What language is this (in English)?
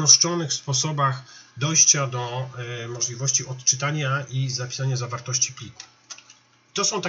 Polish